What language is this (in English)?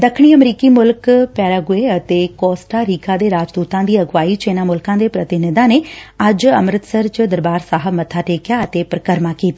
Punjabi